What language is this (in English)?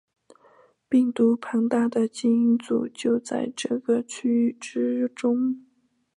Chinese